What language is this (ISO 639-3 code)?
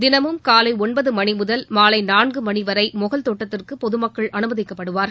tam